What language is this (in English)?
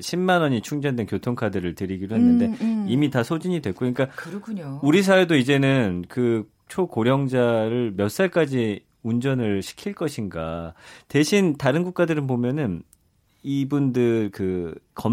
Korean